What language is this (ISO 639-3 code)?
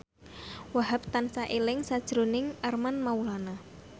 jav